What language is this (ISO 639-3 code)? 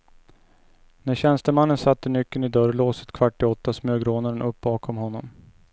swe